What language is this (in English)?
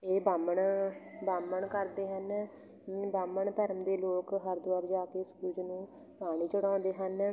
Punjabi